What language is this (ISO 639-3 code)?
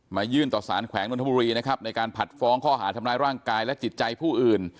tha